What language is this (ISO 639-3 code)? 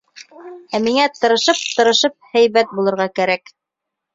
bak